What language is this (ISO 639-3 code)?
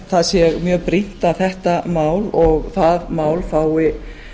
isl